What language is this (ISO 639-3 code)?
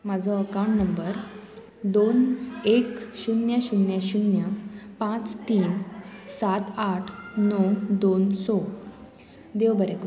kok